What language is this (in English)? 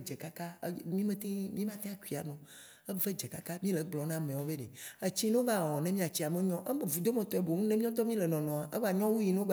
Waci Gbe